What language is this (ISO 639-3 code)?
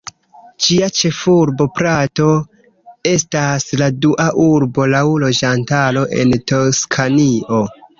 epo